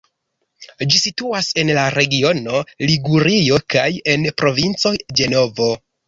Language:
Esperanto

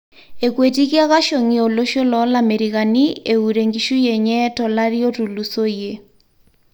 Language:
Masai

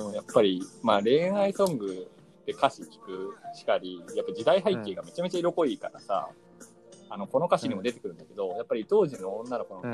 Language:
Japanese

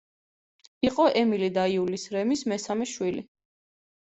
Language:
Georgian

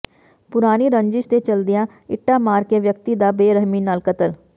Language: Punjabi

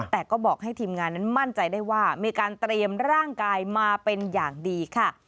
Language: Thai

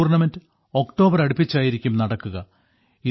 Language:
Malayalam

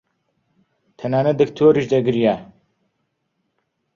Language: Central Kurdish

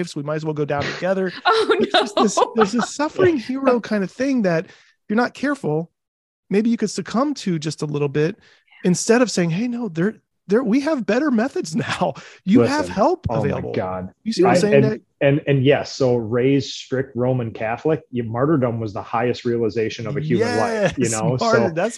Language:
English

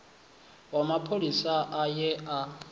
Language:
Venda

